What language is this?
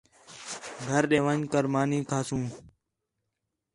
Khetrani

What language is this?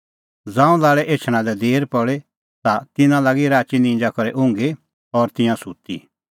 Kullu Pahari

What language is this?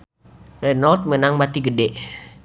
Sundanese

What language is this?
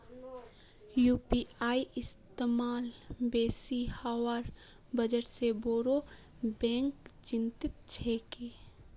Magahi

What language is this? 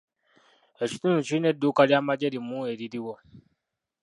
Ganda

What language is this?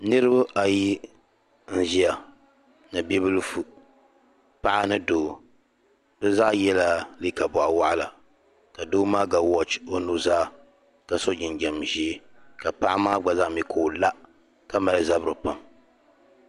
Dagbani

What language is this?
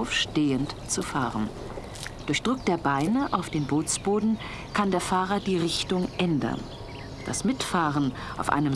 German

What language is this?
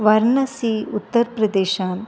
Konkani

